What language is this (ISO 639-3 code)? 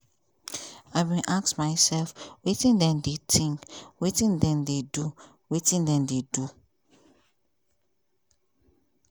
pcm